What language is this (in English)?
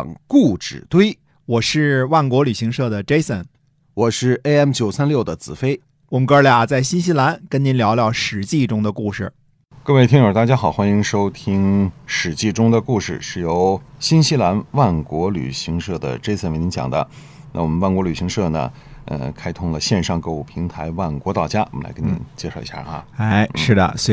Chinese